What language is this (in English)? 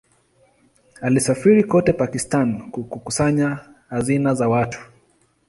Swahili